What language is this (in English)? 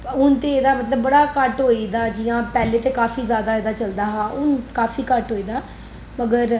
Dogri